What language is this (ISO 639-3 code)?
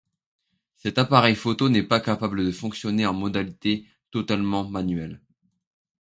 fra